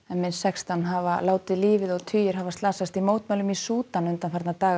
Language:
Icelandic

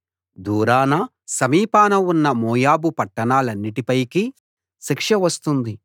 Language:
Telugu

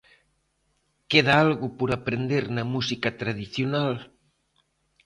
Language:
Galician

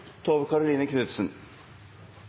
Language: Norwegian Nynorsk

